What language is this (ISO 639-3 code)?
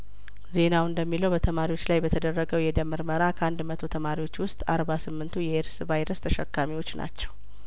amh